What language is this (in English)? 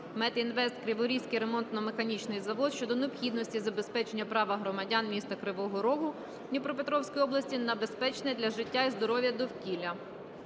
Ukrainian